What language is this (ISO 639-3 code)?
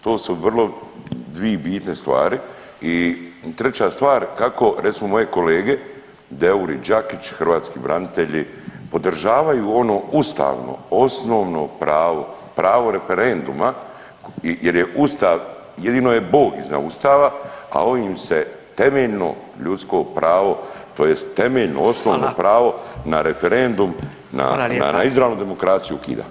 hrv